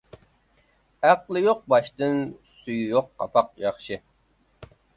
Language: Uyghur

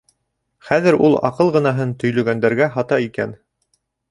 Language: Bashkir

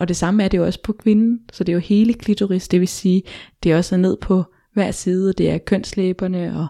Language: Danish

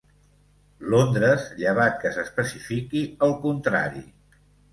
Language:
Catalan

